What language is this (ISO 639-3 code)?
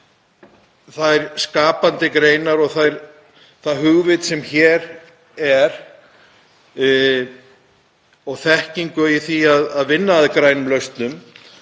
isl